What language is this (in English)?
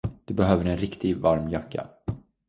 Swedish